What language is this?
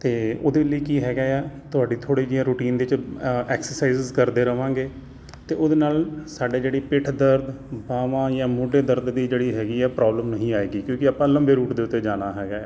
Punjabi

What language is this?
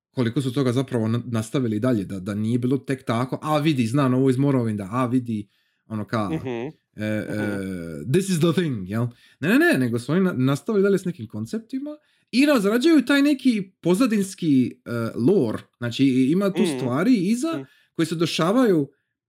Croatian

